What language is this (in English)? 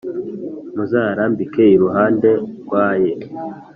Kinyarwanda